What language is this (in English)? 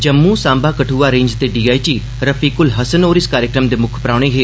Dogri